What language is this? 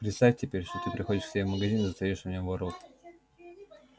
Russian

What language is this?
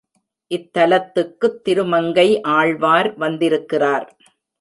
Tamil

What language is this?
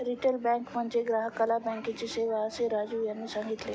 Marathi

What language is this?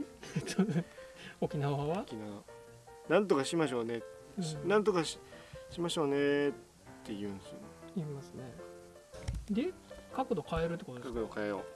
Japanese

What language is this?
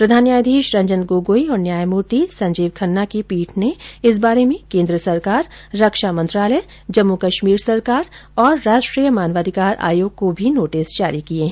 Hindi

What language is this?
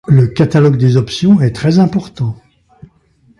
French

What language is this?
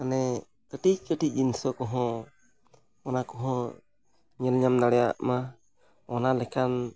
Santali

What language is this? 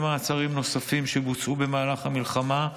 Hebrew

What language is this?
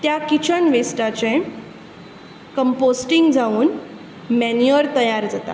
Konkani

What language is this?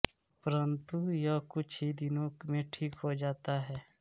Hindi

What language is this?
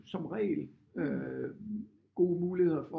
Danish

